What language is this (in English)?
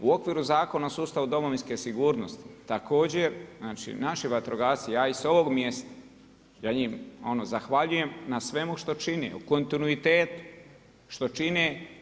Croatian